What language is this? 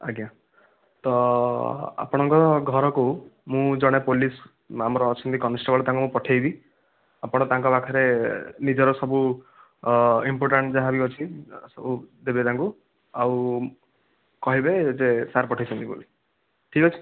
Odia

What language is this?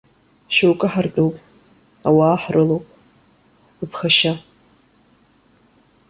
Abkhazian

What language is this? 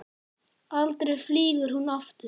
Icelandic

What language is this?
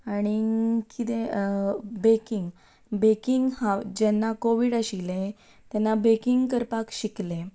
Konkani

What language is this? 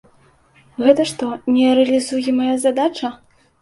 Belarusian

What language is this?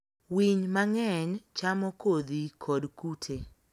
Luo (Kenya and Tanzania)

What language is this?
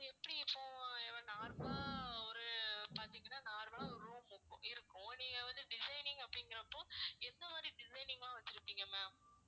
Tamil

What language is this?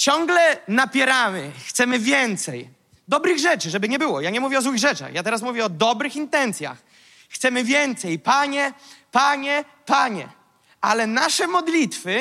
Polish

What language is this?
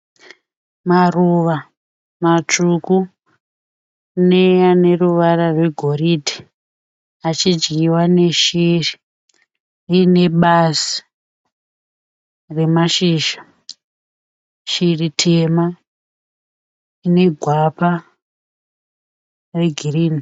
Shona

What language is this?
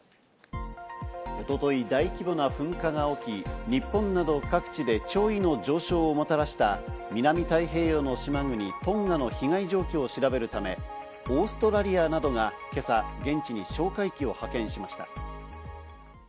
Japanese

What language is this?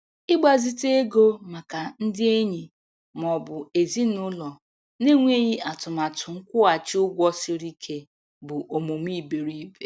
Igbo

